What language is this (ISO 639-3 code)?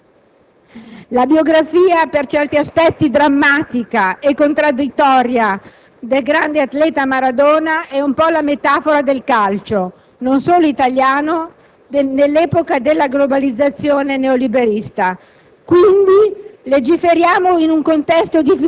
ita